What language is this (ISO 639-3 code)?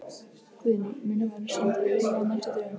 isl